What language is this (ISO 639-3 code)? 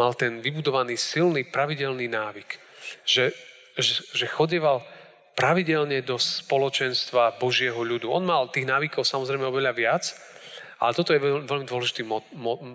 slk